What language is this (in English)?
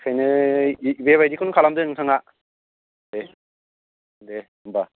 Bodo